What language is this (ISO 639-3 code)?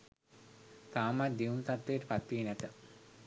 sin